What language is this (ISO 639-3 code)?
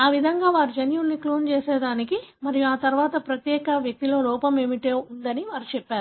tel